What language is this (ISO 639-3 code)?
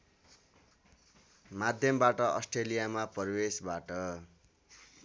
nep